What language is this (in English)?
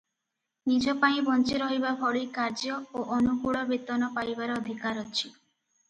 Odia